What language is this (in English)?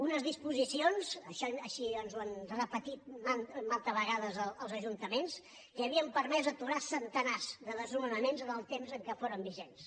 Catalan